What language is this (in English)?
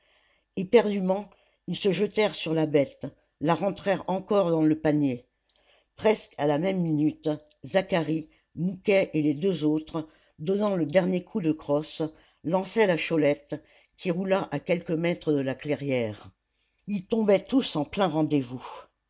French